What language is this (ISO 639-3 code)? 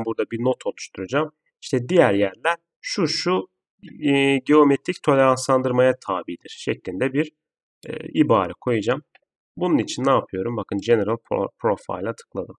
tur